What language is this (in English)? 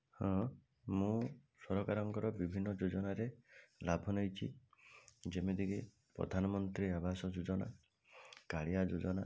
Odia